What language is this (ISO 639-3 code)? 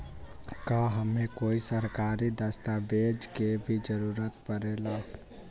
mag